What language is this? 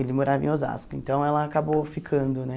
Portuguese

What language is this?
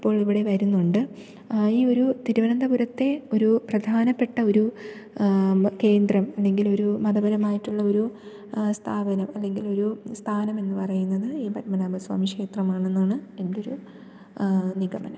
Malayalam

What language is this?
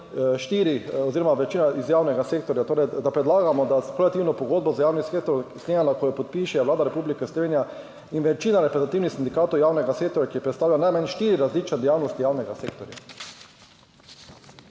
Slovenian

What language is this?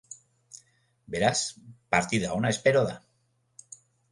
Basque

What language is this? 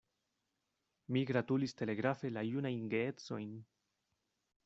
Esperanto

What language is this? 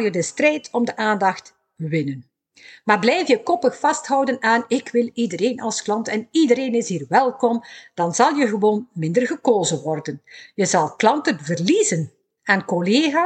Dutch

